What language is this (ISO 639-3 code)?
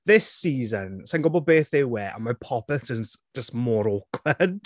cym